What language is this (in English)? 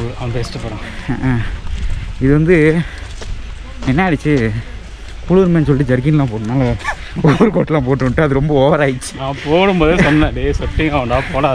Indonesian